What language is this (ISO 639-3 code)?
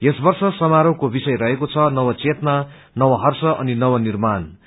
nep